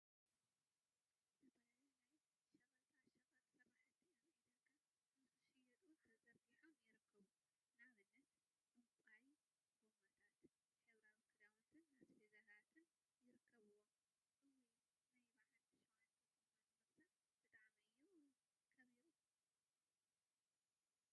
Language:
Tigrinya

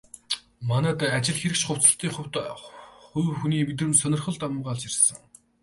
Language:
Mongolian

